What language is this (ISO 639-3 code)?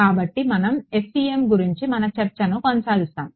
tel